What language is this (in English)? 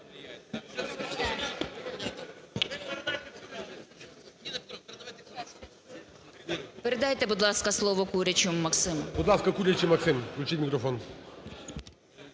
Ukrainian